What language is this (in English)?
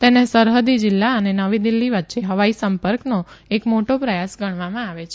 Gujarati